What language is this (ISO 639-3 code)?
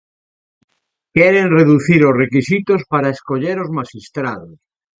glg